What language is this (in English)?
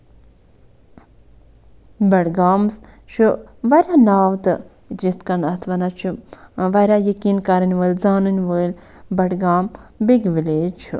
Kashmiri